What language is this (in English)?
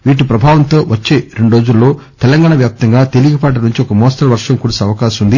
Telugu